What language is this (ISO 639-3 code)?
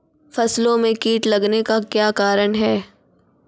mai